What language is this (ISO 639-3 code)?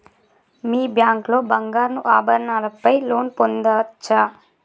tel